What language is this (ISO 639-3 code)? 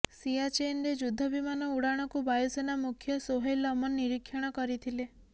ori